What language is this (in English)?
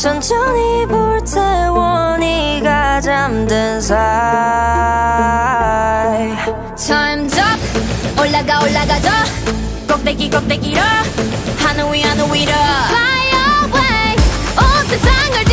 Korean